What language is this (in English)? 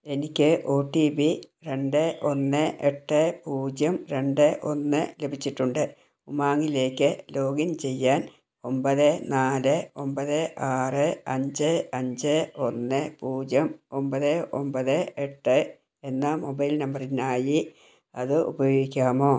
Malayalam